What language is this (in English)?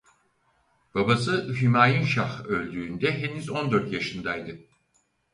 Turkish